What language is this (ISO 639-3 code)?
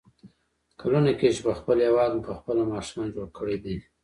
pus